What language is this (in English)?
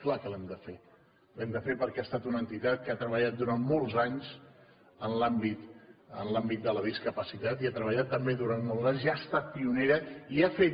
Catalan